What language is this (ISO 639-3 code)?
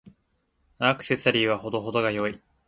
jpn